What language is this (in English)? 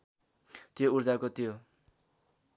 Nepali